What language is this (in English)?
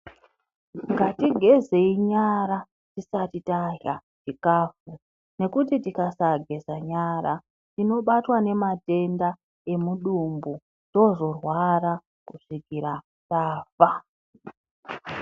Ndau